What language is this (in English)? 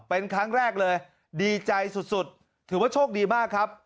Thai